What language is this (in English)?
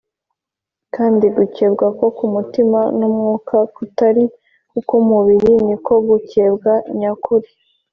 Kinyarwanda